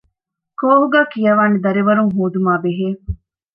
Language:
Divehi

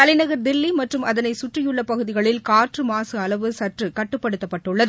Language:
Tamil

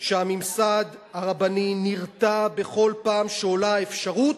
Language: Hebrew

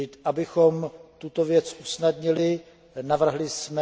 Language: Czech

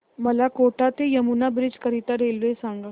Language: Marathi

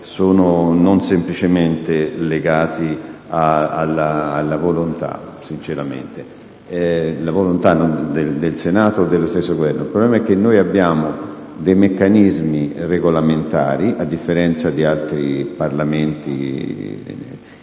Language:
Italian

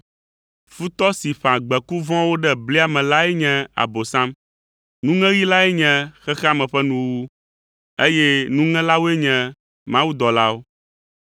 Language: Ewe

